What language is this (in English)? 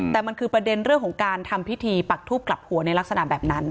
Thai